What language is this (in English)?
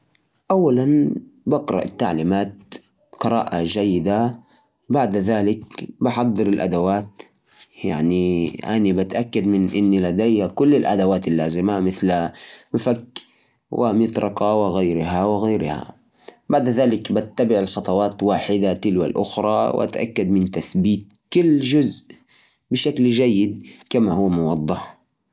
Najdi Arabic